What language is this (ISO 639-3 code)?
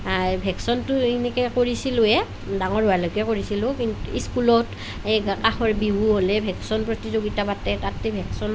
asm